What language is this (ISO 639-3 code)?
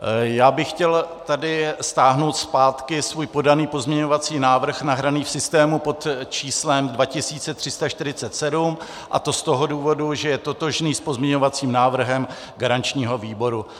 ces